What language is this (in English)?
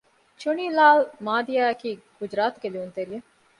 Divehi